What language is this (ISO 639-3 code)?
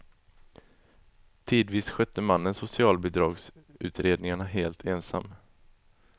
swe